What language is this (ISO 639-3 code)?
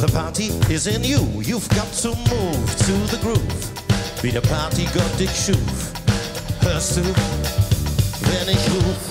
deu